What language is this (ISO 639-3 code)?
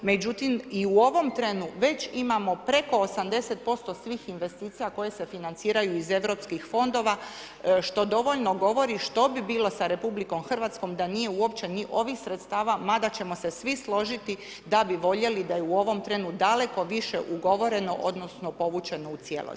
hrv